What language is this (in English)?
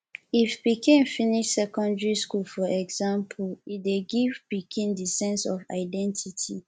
Nigerian Pidgin